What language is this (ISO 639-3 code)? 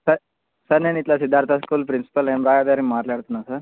tel